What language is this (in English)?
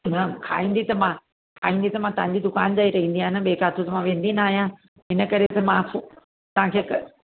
Sindhi